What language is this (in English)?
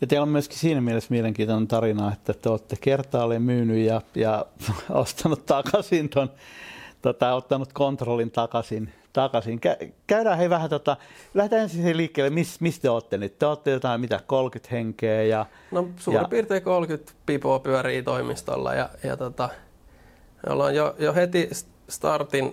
Finnish